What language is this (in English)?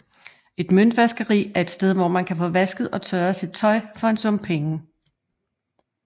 Danish